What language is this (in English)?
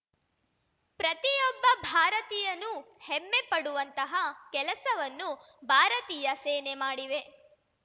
Kannada